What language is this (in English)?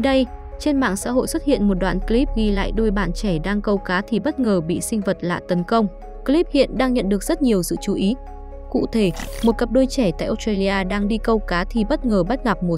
Vietnamese